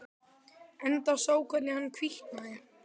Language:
Icelandic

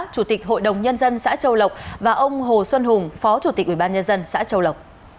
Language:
Vietnamese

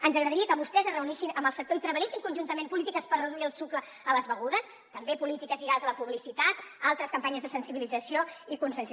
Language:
Catalan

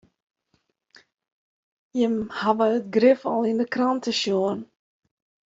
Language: Western Frisian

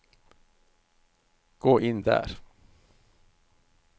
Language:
Norwegian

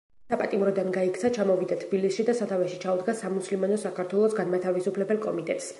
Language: Georgian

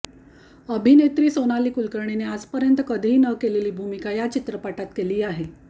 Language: Marathi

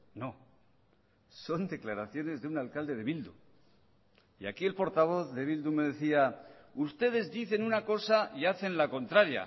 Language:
Spanish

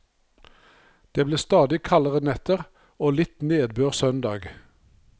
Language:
Norwegian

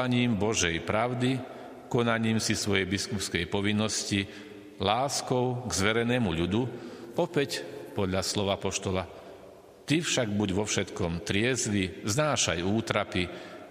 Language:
Slovak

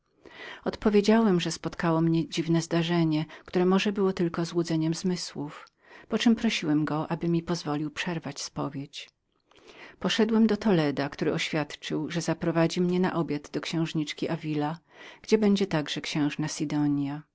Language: Polish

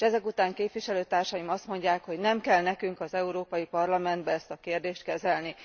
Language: Hungarian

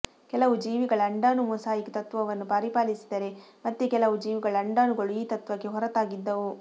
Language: Kannada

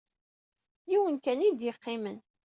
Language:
Kabyle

